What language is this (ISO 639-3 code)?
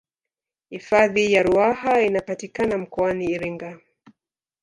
swa